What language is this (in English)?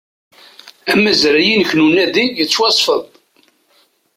Kabyle